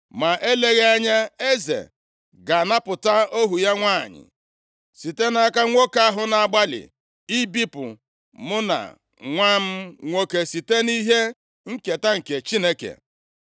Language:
Igbo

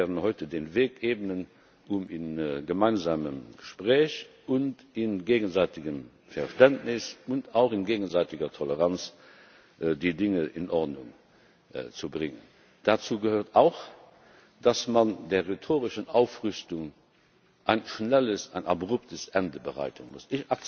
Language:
German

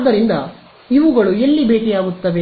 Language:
Kannada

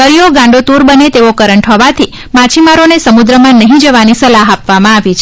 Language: Gujarati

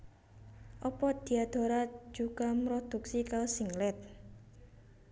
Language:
Javanese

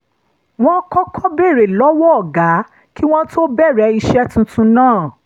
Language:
Yoruba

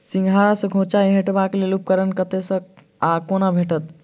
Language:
Maithili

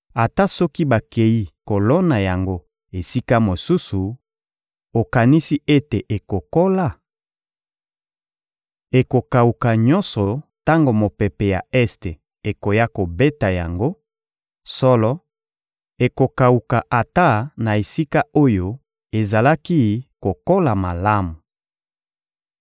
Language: Lingala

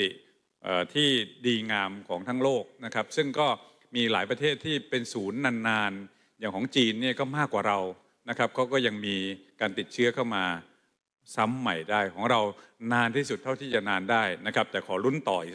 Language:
Thai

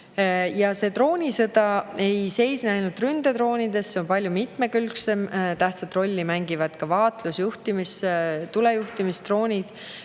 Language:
Estonian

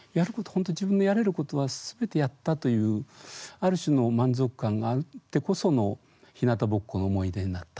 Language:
Japanese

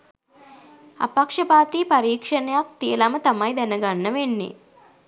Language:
Sinhala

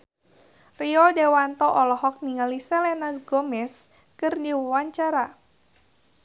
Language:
Sundanese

